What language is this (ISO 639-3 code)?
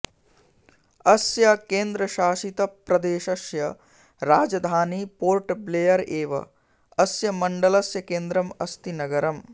san